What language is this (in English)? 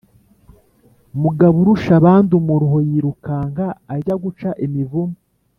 Kinyarwanda